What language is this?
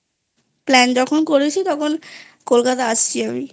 Bangla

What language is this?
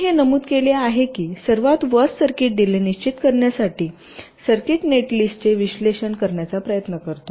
Marathi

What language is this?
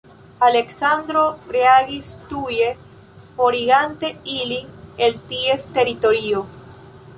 Esperanto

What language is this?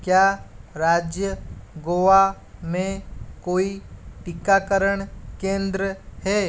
Hindi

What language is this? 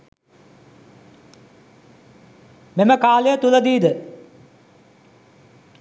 Sinhala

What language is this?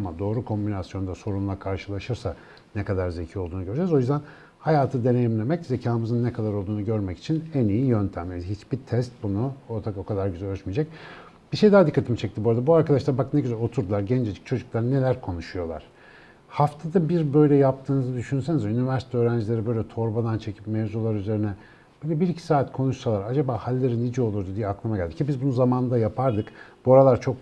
Turkish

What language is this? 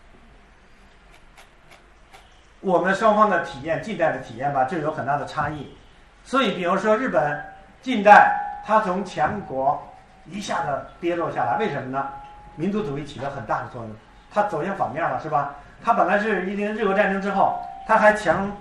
Chinese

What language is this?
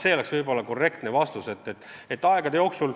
Estonian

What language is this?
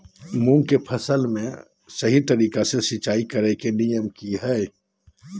Magahi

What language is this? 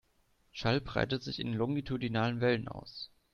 German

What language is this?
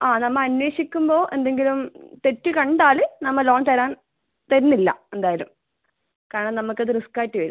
Malayalam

